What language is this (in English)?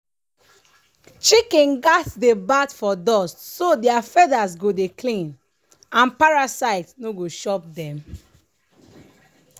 Nigerian Pidgin